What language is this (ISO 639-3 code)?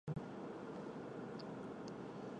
zho